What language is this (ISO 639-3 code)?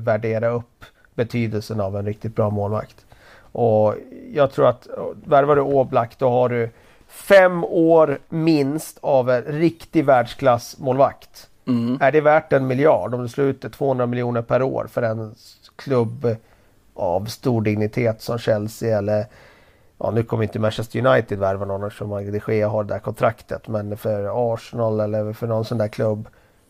swe